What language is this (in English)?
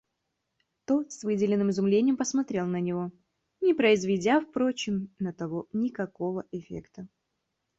Russian